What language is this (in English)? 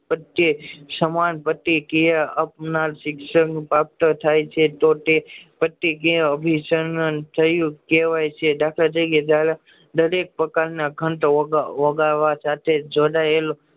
Gujarati